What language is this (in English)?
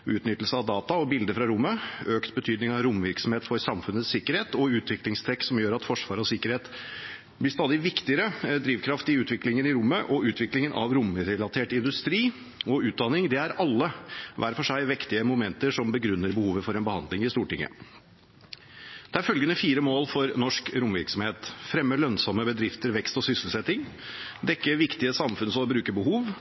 Norwegian Bokmål